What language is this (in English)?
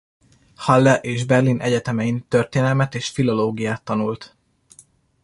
Hungarian